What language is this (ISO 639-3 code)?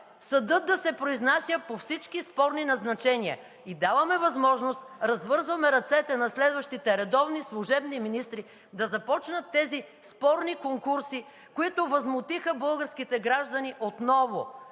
bul